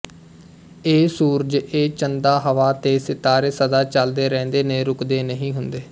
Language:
Punjabi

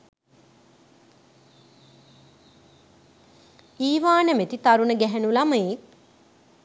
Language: Sinhala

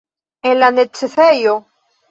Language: Esperanto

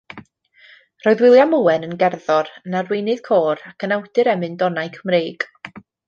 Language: Welsh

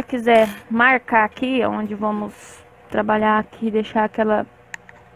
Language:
Portuguese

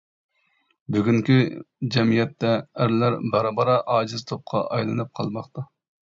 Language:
Uyghur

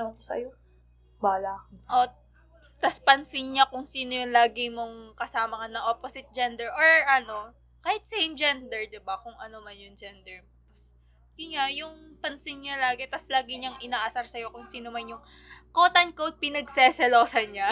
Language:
Filipino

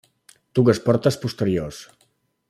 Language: Catalan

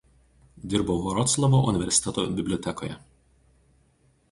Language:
Lithuanian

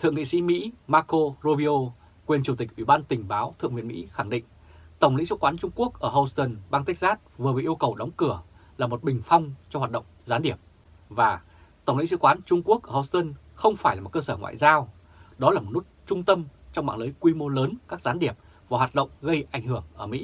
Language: Vietnamese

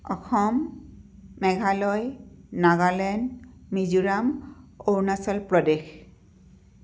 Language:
Assamese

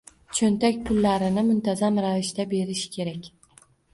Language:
Uzbek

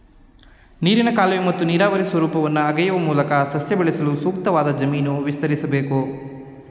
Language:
Kannada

